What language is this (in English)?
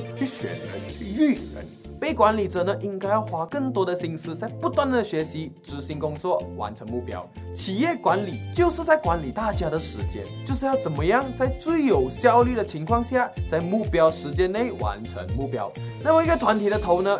Chinese